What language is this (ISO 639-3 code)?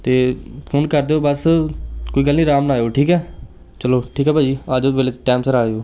pan